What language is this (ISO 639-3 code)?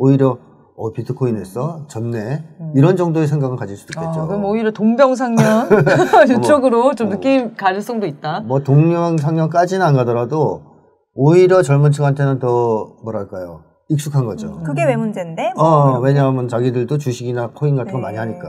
kor